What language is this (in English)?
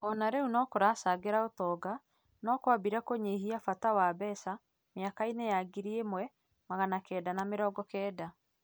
Kikuyu